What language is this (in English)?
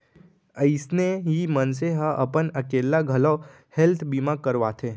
Chhattisgarhi